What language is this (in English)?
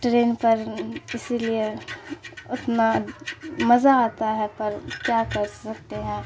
Urdu